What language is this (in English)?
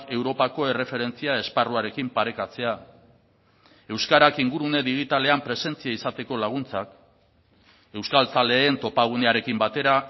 Basque